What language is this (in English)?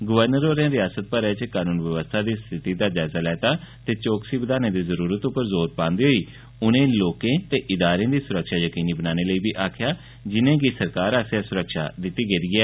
Dogri